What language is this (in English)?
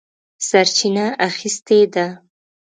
Pashto